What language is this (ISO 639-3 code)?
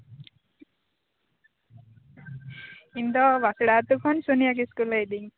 sat